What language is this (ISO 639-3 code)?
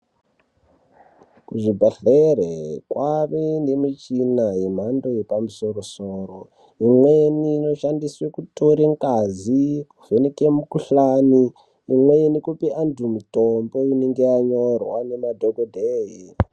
ndc